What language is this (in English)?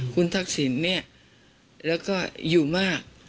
Thai